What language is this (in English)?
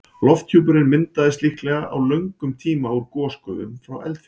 Icelandic